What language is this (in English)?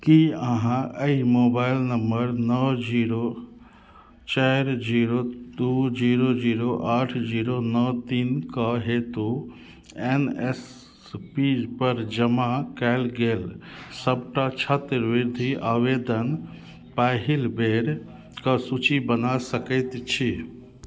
Maithili